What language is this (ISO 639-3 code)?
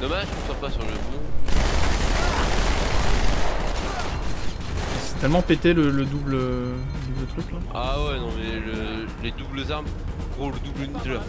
fra